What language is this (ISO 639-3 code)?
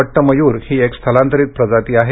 mar